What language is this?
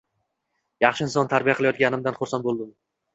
Uzbek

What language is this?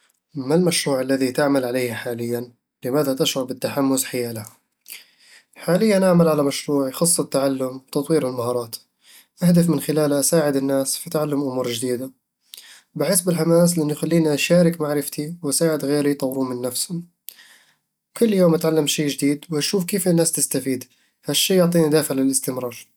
Eastern Egyptian Bedawi Arabic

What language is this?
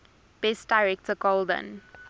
English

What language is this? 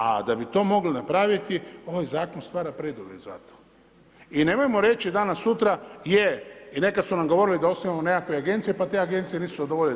Croatian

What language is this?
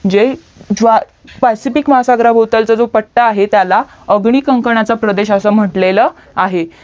Marathi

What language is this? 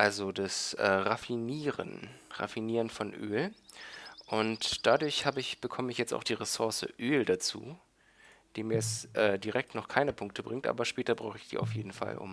German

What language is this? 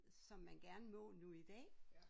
Danish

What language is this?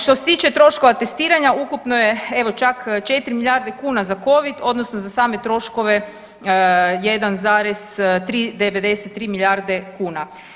Croatian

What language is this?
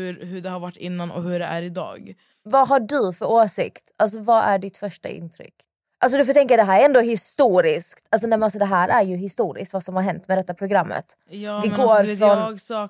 Swedish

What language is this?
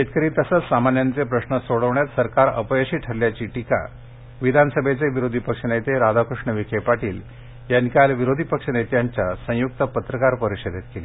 Marathi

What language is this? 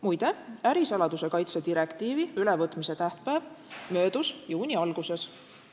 Estonian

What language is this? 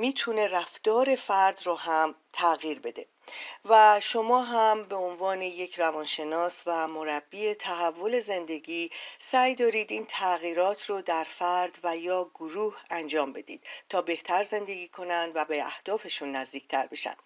Persian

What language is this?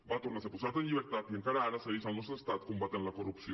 Catalan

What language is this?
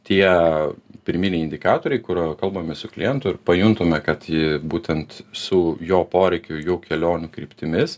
Lithuanian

